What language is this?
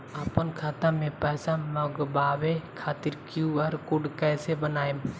Bhojpuri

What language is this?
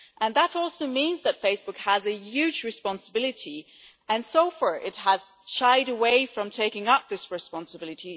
English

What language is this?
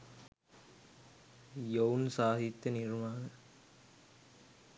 Sinhala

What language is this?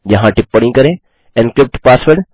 Hindi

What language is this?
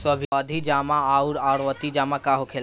Bhojpuri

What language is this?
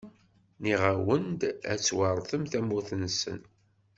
Kabyle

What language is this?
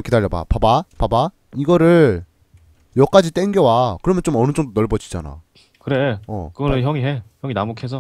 Korean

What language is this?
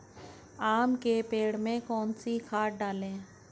Hindi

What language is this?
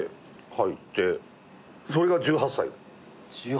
Japanese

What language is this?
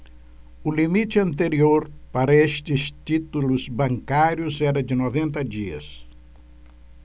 Portuguese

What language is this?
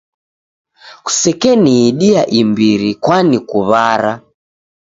Taita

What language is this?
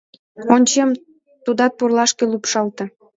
Mari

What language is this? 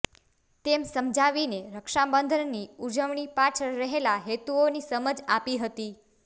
Gujarati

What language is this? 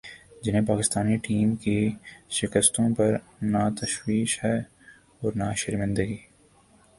Urdu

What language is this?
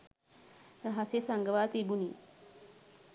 Sinhala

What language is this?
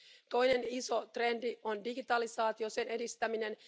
Finnish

